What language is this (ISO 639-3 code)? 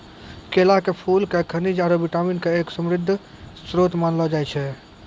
mai